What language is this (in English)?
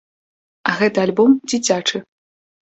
Belarusian